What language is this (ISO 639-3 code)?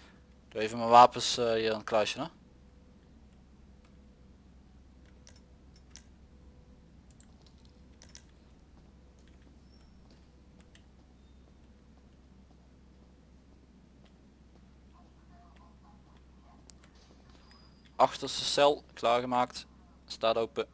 nld